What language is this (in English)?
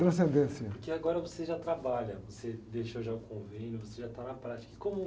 Portuguese